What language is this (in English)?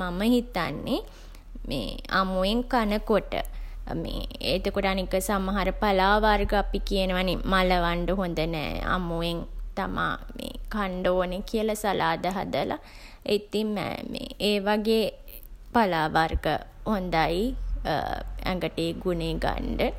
Sinhala